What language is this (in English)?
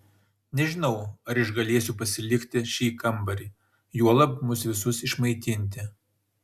Lithuanian